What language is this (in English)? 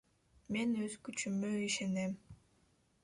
Kyrgyz